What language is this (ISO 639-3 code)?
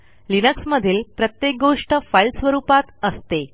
mar